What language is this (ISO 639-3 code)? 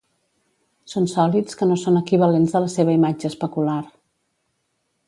cat